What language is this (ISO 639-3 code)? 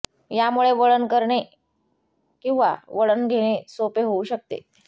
mar